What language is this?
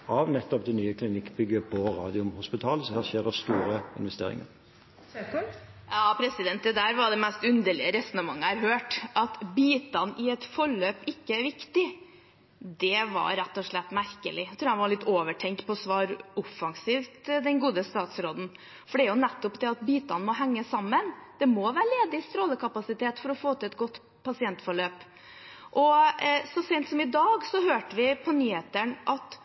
Norwegian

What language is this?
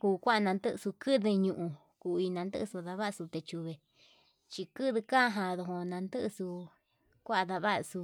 Yutanduchi Mixtec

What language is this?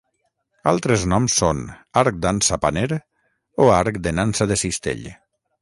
Catalan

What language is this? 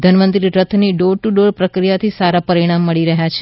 Gujarati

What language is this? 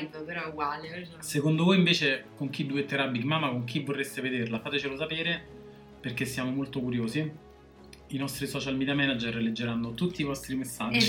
Italian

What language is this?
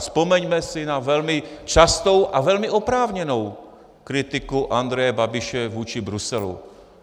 Czech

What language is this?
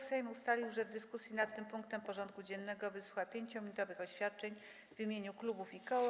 Polish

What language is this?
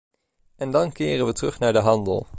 Dutch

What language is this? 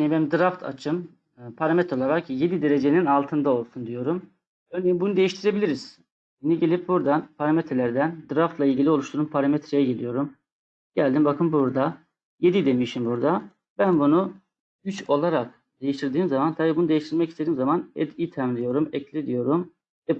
Turkish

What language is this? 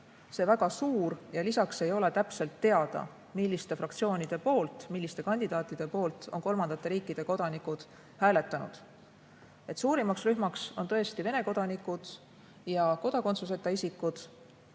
Estonian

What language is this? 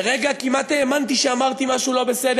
Hebrew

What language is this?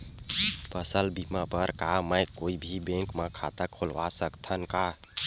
Chhattisgarhi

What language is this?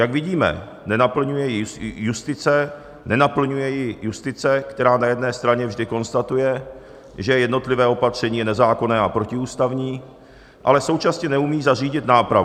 Czech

